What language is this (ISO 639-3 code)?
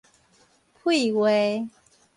nan